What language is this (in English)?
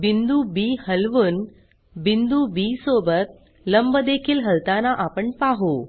Marathi